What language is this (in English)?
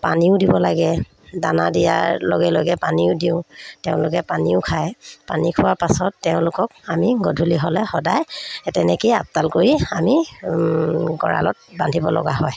Assamese